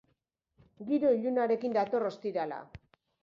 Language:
Basque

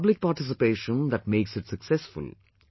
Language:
English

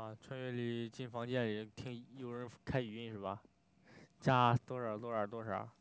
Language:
Chinese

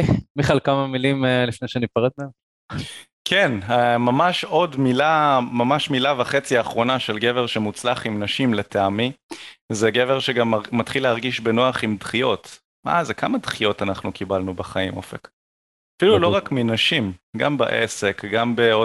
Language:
Hebrew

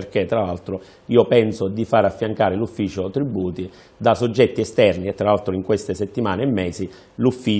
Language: Italian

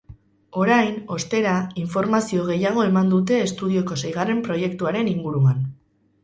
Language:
Basque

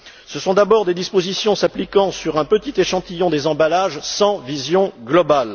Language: French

